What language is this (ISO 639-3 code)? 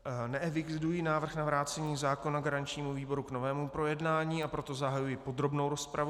ces